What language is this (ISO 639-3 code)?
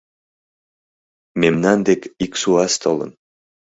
chm